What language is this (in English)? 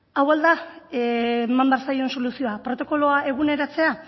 Basque